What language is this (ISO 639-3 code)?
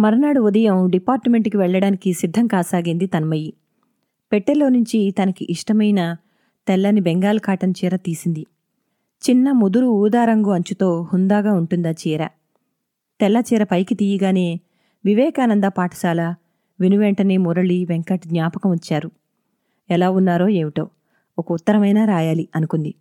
tel